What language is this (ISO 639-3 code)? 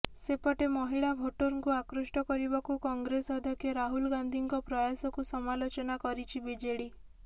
ori